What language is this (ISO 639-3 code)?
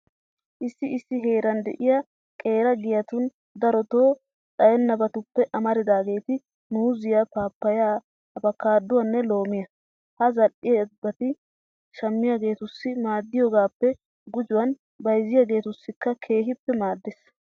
wal